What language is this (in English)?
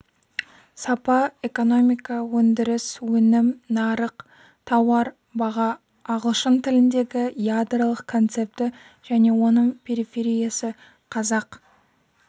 Kazakh